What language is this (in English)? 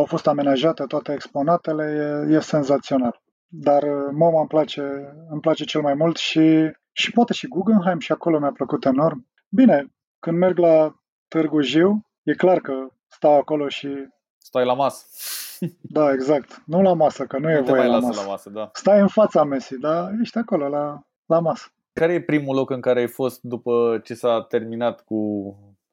Romanian